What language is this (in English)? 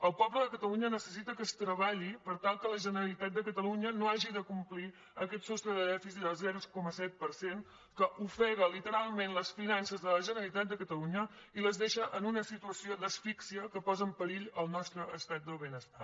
Catalan